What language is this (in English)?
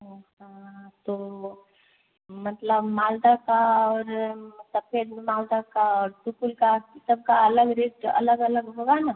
Hindi